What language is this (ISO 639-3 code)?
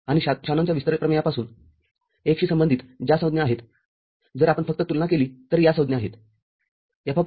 mar